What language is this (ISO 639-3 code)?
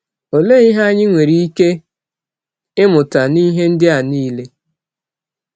ibo